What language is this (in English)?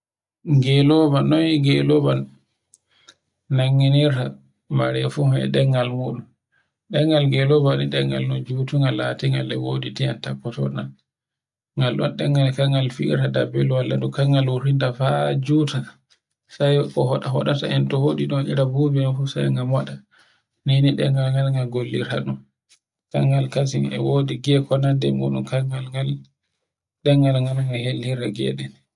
Borgu Fulfulde